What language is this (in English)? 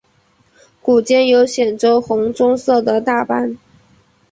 Chinese